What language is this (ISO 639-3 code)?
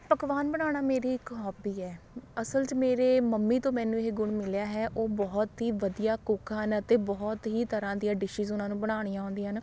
pan